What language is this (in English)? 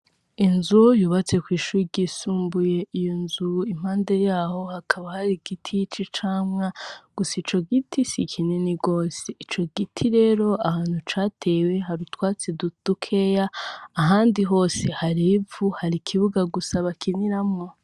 Rundi